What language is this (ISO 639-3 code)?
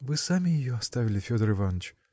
rus